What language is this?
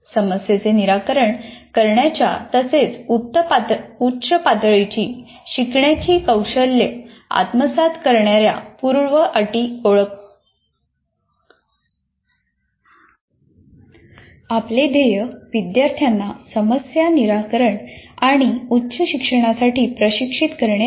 Marathi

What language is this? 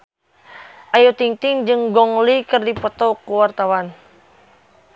Sundanese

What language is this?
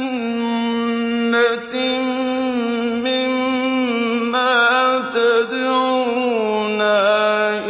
Arabic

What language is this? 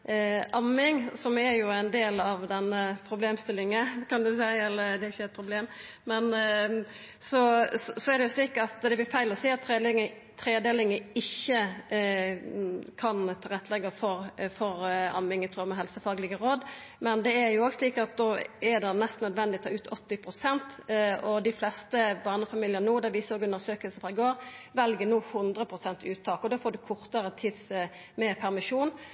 Norwegian Nynorsk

